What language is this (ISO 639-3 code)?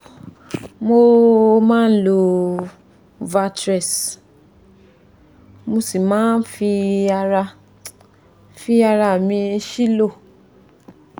yor